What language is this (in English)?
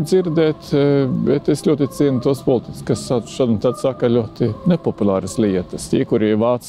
Latvian